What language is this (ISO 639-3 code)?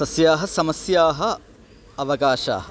san